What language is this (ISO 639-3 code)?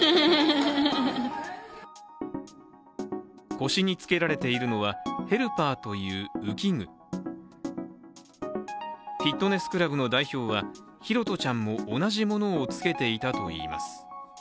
jpn